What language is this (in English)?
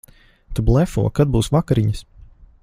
Latvian